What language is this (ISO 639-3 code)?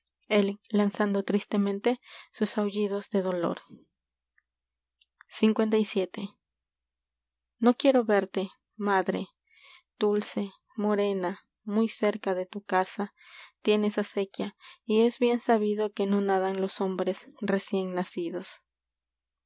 spa